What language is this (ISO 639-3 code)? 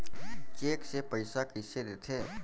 hne